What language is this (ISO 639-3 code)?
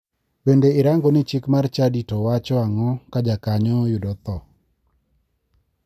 luo